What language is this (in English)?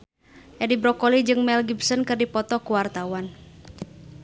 Sundanese